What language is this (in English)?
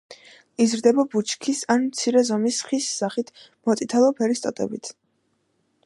Georgian